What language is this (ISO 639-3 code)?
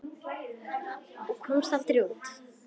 isl